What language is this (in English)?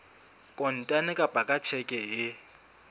Southern Sotho